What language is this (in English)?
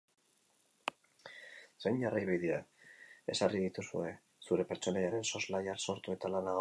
Basque